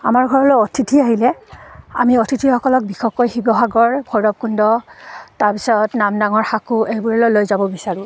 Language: Assamese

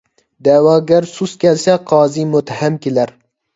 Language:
Uyghur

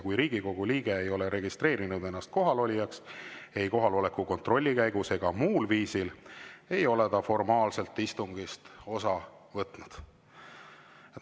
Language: Estonian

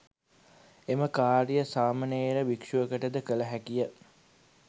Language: Sinhala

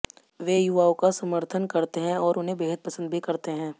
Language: Hindi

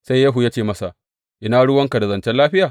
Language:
Hausa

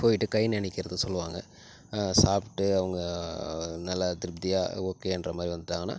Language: Tamil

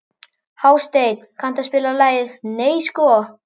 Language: Icelandic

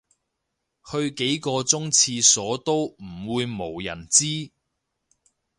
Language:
Cantonese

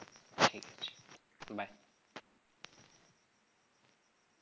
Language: Bangla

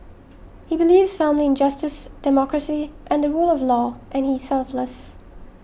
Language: English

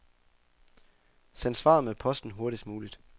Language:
Danish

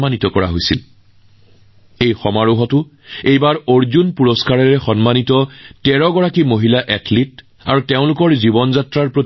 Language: Assamese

